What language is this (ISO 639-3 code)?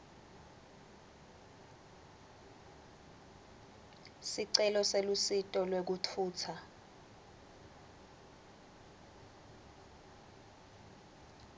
ssw